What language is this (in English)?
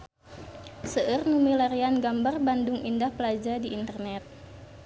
Sundanese